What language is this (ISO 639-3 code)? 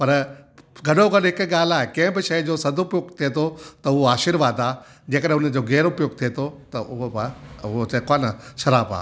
snd